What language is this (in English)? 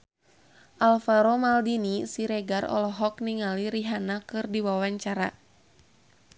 Sundanese